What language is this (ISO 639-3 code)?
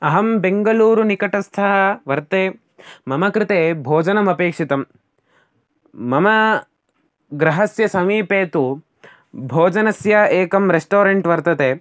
san